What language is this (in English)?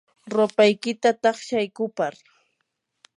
Yanahuanca Pasco Quechua